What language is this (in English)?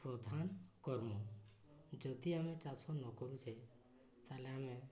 Odia